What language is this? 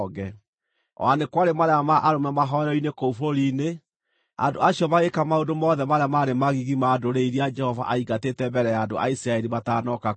Kikuyu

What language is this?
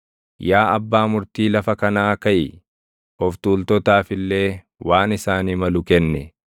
Oromo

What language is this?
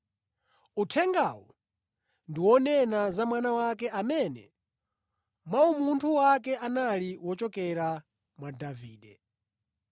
Nyanja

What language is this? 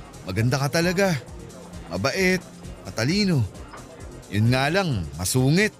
Filipino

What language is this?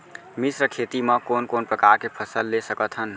Chhattisgarhi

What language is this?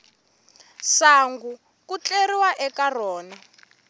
Tsonga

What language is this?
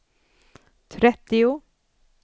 Swedish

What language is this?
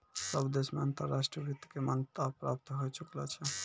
Maithili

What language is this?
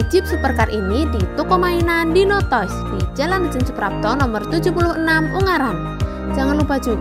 Indonesian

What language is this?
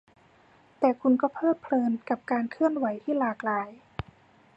Thai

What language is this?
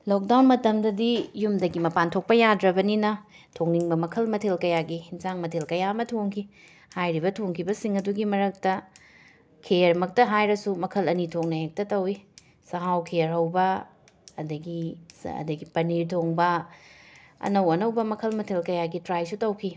Manipuri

